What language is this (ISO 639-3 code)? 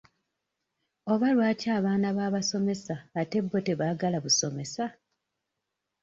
lug